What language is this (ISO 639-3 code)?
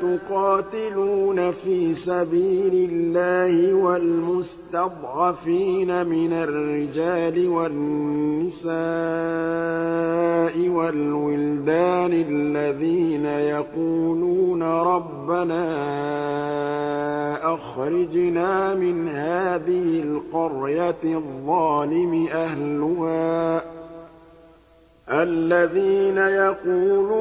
ara